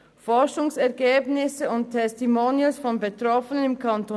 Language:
Swiss German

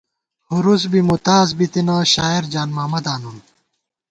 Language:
Gawar-Bati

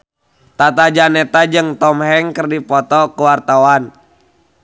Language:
Sundanese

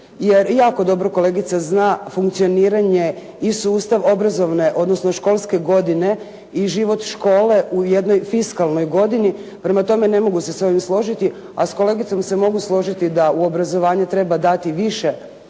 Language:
Croatian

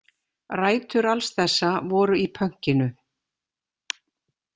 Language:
Icelandic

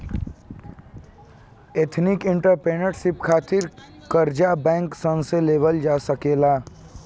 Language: Bhojpuri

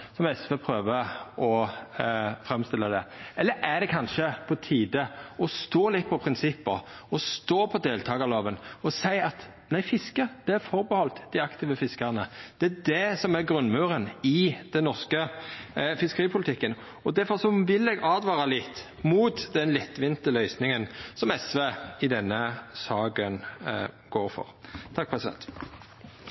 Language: Norwegian Nynorsk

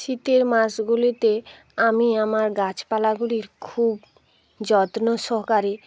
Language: Bangla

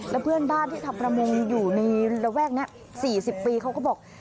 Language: Thai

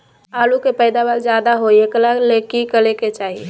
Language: Magahi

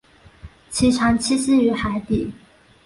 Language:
Chinese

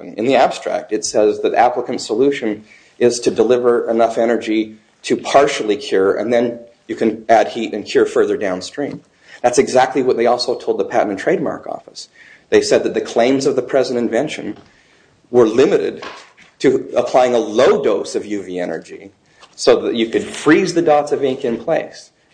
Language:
English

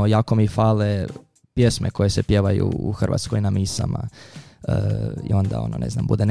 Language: Croatian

